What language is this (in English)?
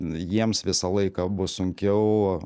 Lithuanian